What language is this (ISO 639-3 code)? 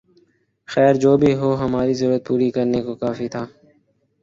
urd